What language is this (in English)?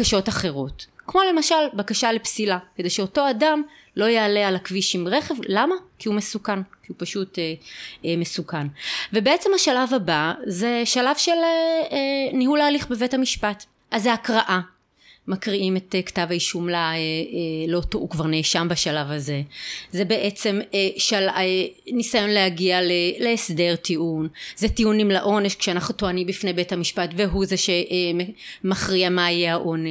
Hebrew